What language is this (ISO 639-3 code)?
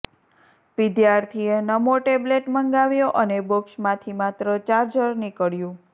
guj